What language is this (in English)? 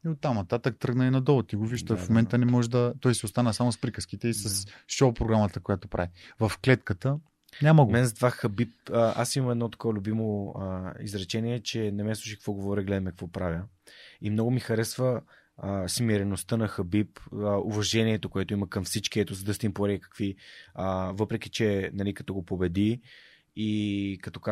Bulgarian